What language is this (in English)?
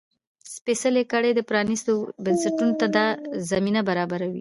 Pashto